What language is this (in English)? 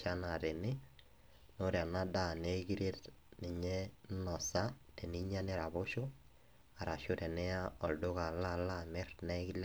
Masai